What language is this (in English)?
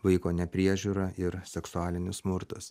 Lithuanian